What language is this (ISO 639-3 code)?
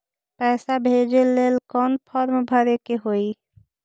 mag